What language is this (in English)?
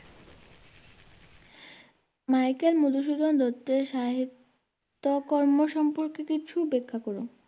Bangla